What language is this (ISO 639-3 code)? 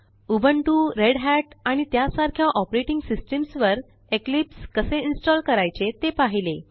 mar